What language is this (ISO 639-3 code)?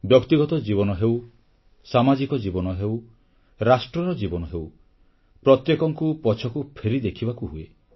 ori